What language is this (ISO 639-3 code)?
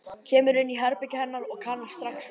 isl